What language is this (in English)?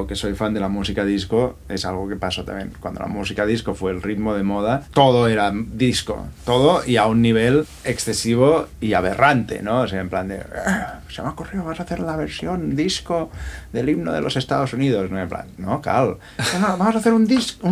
Spanish